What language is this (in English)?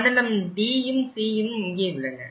Tamil